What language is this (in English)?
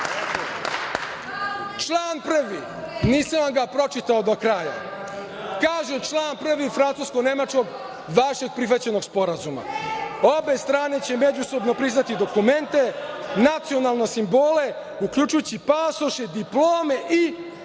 Serbian